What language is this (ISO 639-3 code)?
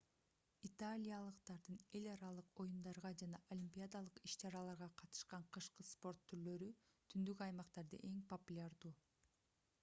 kir